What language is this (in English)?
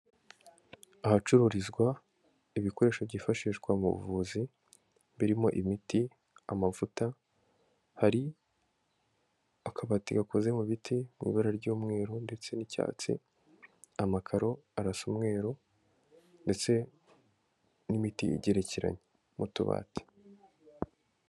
Kinyarwanda